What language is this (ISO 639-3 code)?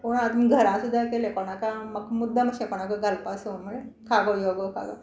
kok